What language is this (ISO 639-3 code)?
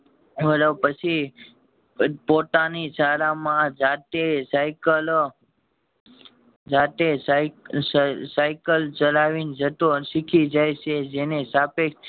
guj